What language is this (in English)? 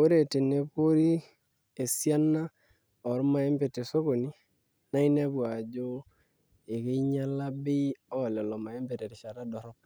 Masai